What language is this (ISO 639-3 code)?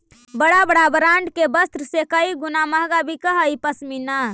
mag